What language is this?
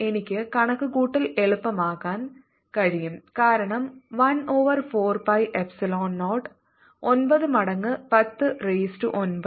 Malayalam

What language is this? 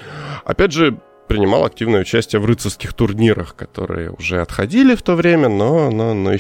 Russian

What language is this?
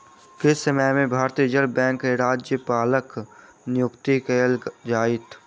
Maithili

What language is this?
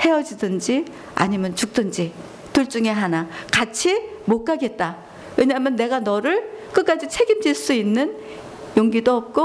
Korean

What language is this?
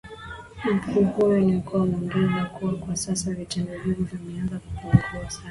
Swahili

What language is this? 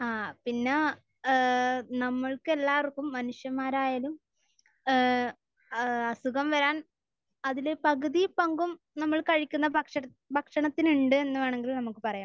Malayalam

